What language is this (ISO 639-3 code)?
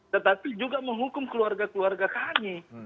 ind